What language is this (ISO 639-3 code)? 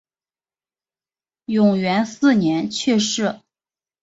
zho